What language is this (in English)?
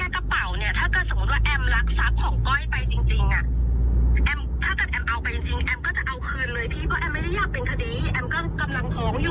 Thai